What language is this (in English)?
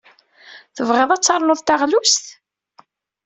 Kabyle